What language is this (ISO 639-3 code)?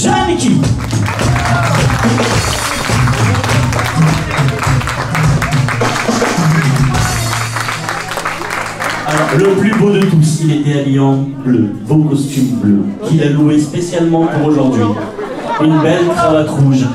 fra